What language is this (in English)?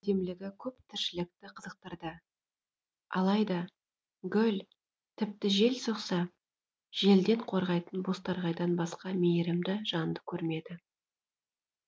Kazakh